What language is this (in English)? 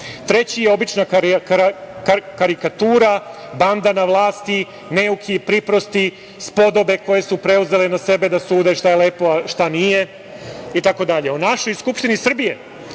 Serbian